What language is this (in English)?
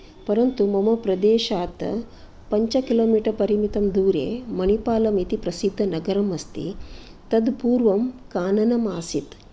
Sanskrit